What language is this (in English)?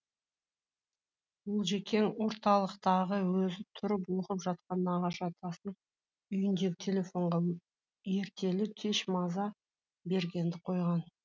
Kazakh